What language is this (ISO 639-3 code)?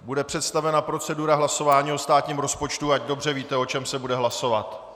ces